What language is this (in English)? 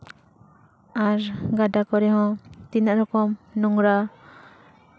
Santali